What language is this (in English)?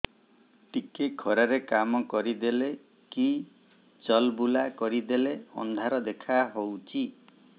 Odia